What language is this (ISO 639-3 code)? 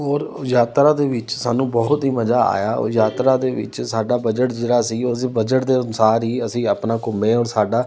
pan